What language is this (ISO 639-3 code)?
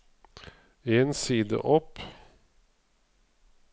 nor